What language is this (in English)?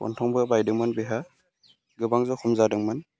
Bodo